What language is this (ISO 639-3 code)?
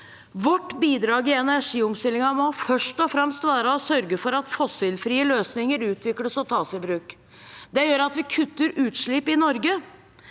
nor